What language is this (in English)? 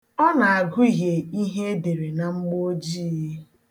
Igbo